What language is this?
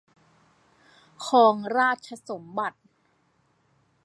Thai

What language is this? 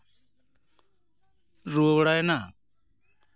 Santali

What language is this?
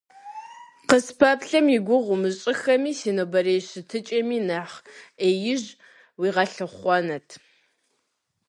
Kabardian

